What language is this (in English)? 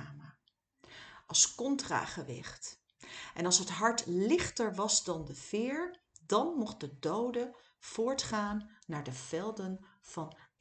Dutch